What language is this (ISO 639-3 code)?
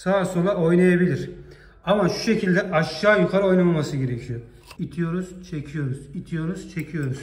tur